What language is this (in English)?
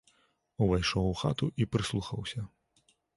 Belarusian